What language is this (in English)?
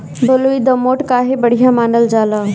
Bhojpuri